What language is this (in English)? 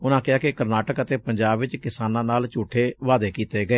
Punjabi